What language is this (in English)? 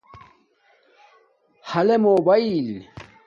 Domaaki